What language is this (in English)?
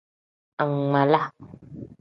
Tem